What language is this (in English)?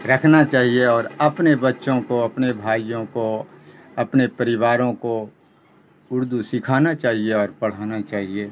Urdu